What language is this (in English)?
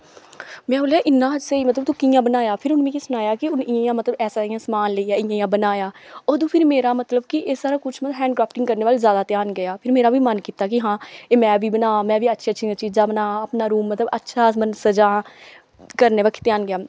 Dogri